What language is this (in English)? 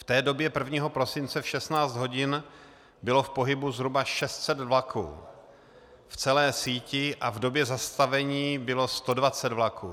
Czech